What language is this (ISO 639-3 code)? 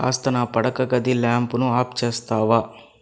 tel